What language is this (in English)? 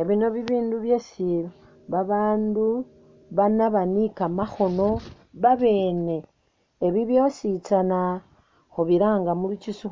Masaaba